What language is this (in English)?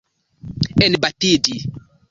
Esperanto